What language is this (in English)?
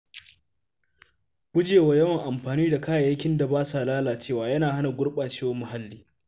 Hausa